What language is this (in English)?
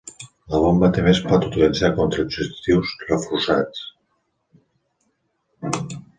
Catalan